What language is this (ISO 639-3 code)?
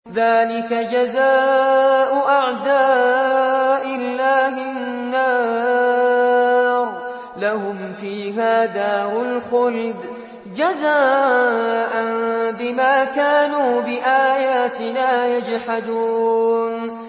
ara